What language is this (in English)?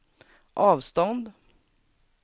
Swedish